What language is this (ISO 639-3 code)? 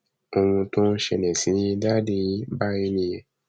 yor